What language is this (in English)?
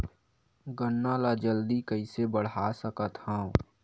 Chhattisgarhi